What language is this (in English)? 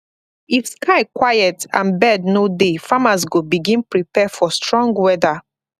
Nigerian Pidgin